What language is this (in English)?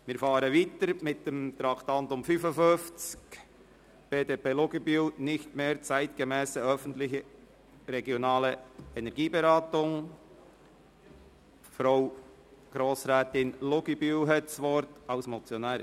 Swiss German